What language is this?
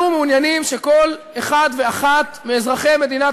Hebrew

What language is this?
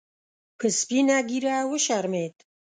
Pashto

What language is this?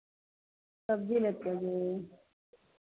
Maithili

